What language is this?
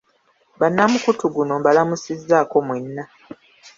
Ganda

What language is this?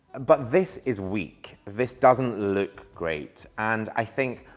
English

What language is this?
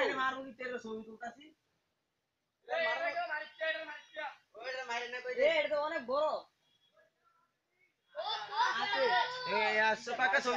Portuguese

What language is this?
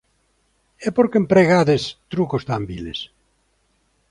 Galician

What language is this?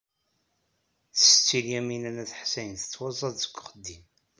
Kabyle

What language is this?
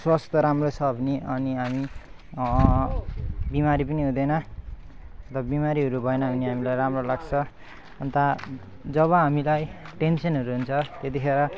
Nepali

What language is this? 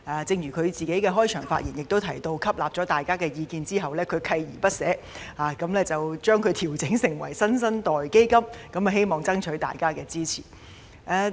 Cantonese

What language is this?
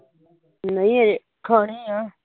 Punjabi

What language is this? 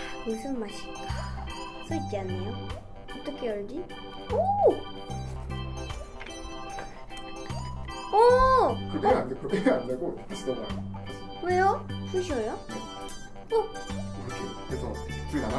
Korean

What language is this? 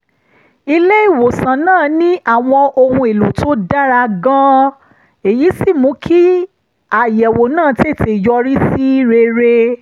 Yoruba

